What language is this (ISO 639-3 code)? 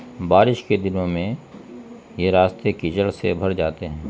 urd